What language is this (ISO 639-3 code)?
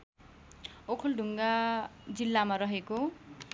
nep